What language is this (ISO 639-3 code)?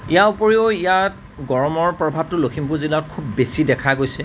asm